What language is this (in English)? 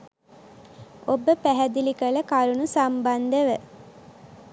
Sinhala